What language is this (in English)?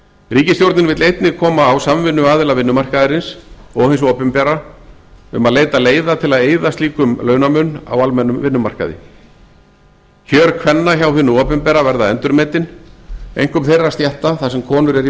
Icelandic